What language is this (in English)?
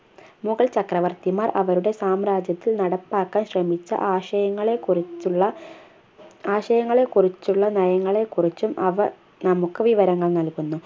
Malayalam